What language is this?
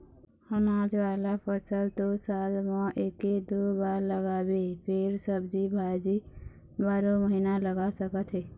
Chhattisgarhi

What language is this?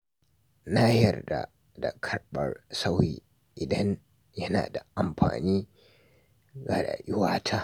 Hausa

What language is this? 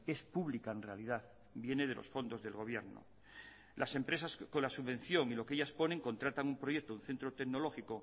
Spanish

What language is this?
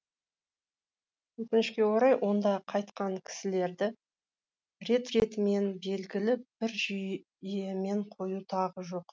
Kazakh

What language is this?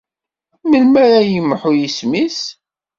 Kabyle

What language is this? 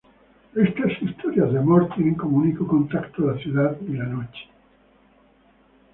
Spanish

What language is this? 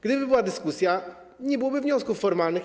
Polish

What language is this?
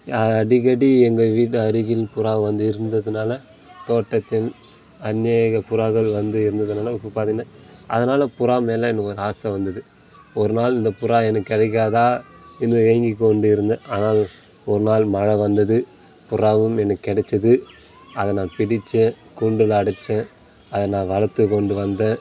Tamil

